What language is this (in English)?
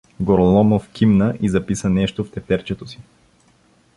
Bulgarian